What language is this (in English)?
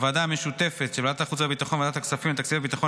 Hebrew